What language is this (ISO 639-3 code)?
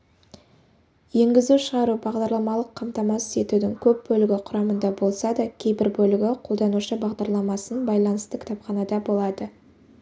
kaz